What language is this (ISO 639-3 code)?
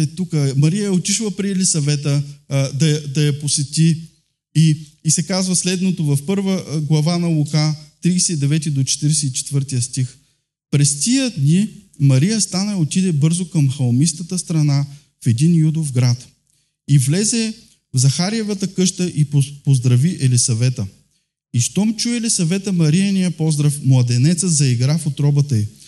bul